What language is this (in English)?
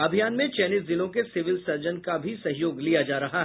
Hindi